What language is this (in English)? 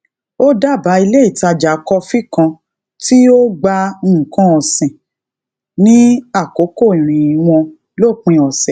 Yoruba